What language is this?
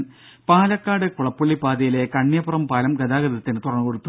Malayalam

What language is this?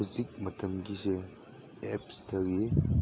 Manipuri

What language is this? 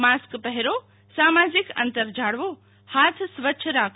Gujarati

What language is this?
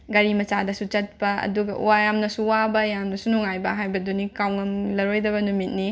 Manipuri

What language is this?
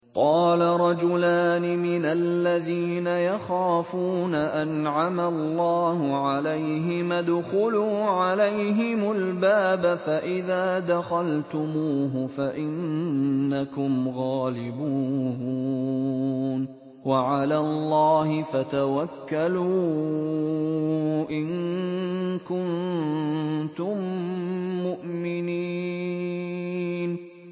Arabic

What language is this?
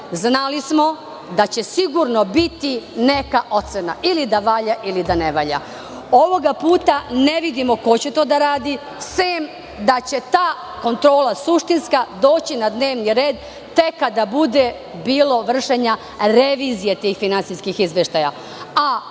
Serbian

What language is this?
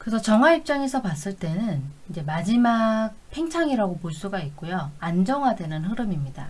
Korean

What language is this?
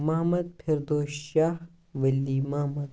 Kashmiri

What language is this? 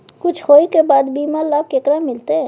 Maithili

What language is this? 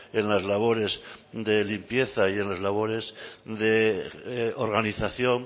Spanish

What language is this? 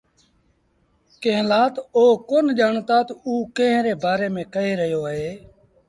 Sindhi Bhil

